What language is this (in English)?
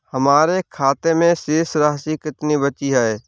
Hindi